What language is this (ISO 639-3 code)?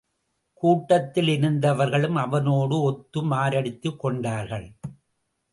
tam